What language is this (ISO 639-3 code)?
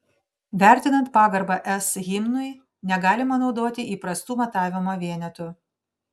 lit